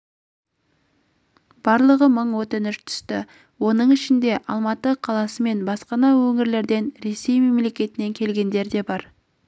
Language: Kazakh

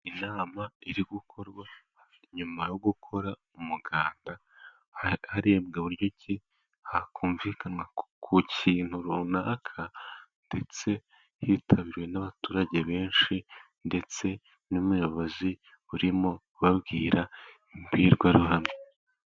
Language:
Kinyarwanda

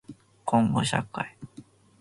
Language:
Japanese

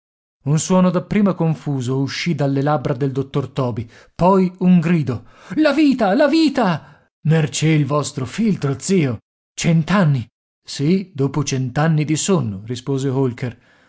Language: Italian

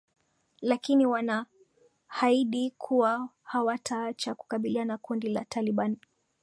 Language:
Swahili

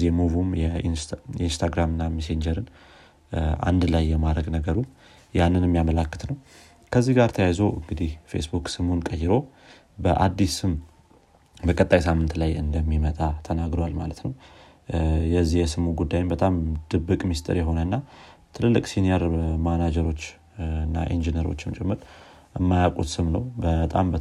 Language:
Amharic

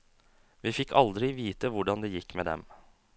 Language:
Norwegian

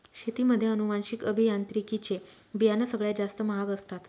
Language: Marathi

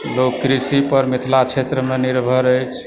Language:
Maithili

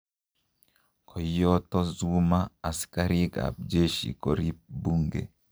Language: Kalenjin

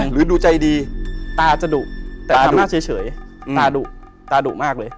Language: Thai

